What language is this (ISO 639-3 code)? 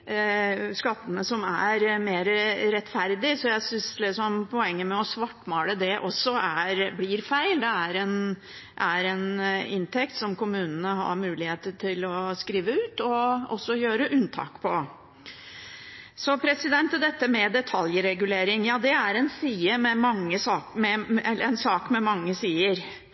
nob